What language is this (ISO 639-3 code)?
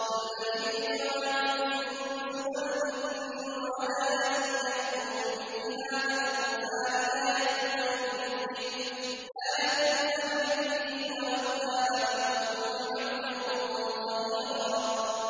ara